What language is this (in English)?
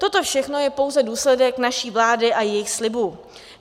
Czech